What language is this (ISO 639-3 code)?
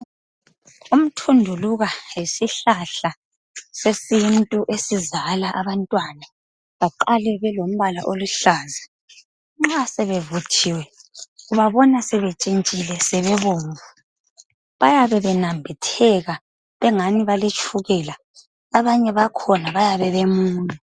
nde